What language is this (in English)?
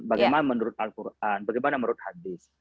Indonesian